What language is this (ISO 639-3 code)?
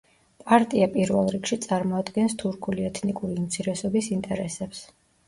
kat